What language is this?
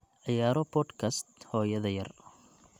Somali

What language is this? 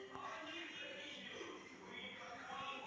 Kannada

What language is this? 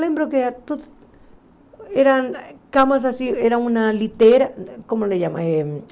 Portuguese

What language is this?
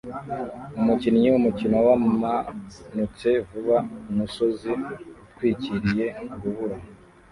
Kinyarwanda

